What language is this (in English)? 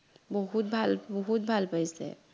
Assamese